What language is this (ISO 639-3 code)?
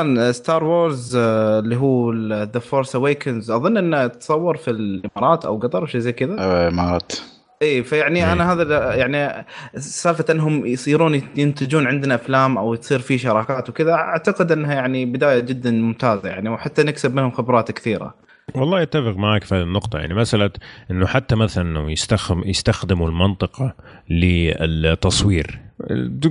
ara